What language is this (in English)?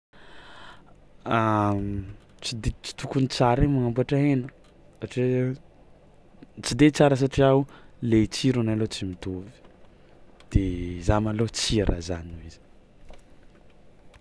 Tsimihety Malagasy